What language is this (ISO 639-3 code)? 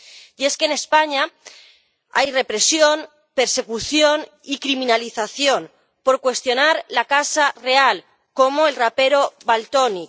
spa